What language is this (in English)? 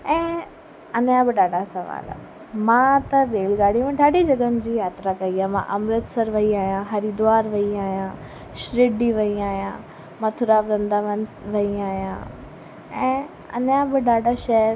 Sindhi